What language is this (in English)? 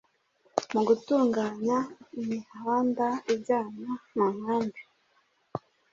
Kinyarwanda